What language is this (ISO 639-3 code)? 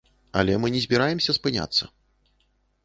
bel